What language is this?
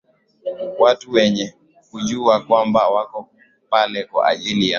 Swahili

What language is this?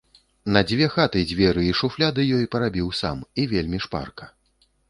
Belarusian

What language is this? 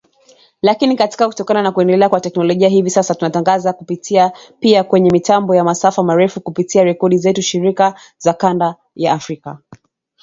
Swahili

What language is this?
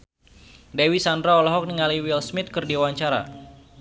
Sundanese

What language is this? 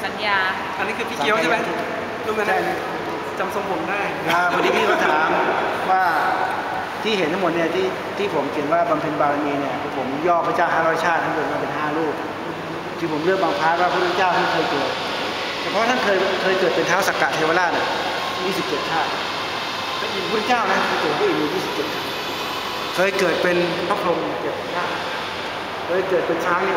Thai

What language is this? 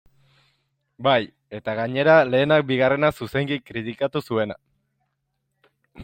Basque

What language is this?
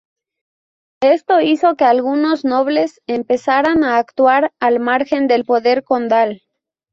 Spanish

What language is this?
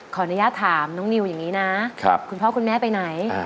Thai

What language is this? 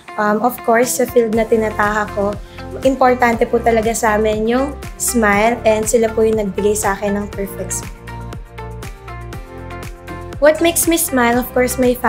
Filipino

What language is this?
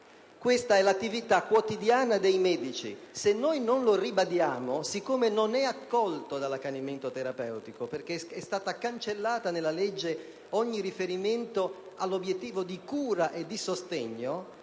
Italian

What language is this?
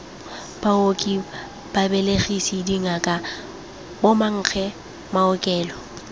Tswana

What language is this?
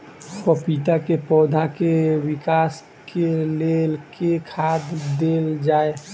Maithili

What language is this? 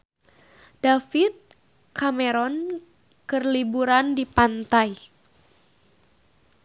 Sundanese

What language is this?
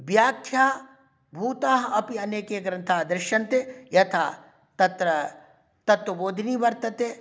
Sanskrit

